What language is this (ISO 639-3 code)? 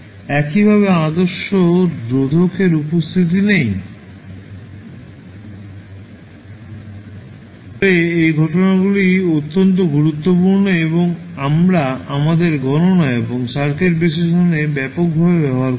ben